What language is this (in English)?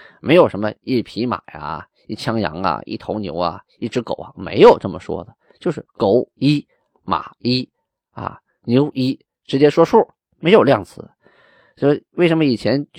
Chinese